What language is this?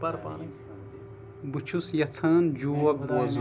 Kashmiri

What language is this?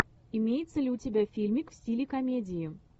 Russian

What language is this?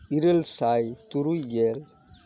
Santali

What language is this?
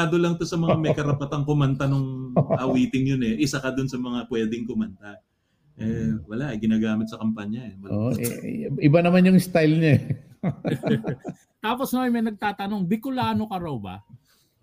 Filipino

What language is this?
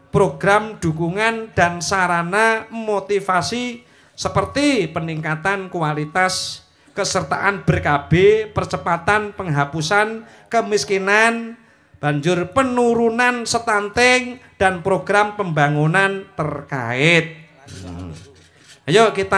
Indonesian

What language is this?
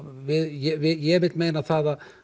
Icelandic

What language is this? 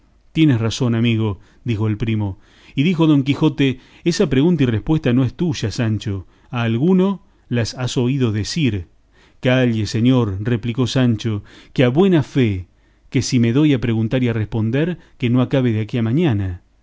Spanish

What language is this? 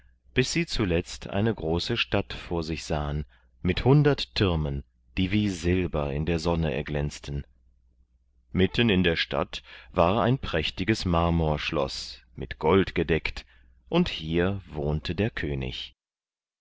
German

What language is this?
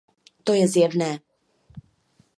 Czech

